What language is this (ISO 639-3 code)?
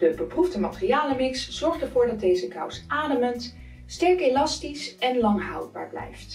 nld